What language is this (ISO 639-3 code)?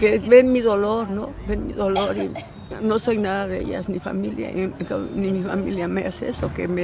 spa